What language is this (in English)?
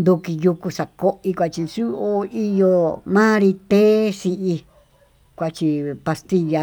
Tututepec Mixtec